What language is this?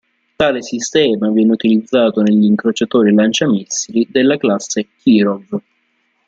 Italian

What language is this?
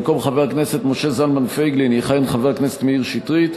Hebrew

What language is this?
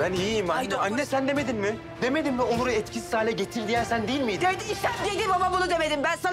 Turkish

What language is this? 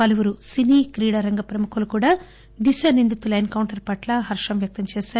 Telugu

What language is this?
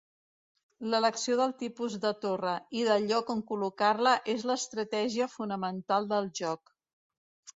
Catalan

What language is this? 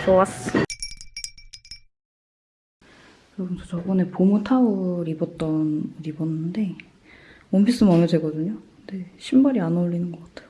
Korean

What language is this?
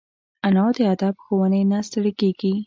Pashto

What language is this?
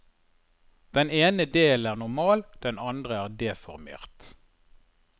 Norwegian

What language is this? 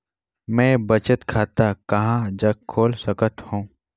Chhattisgarhi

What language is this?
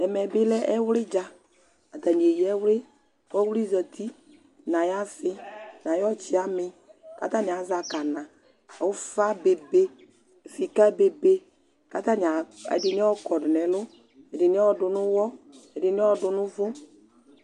Ikposo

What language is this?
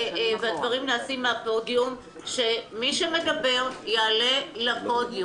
Hebrew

